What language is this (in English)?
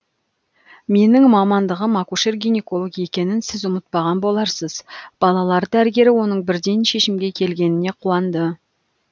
Kazakh